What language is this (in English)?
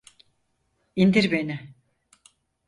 Turkish